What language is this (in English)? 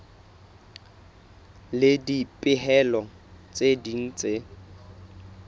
Southern Sotho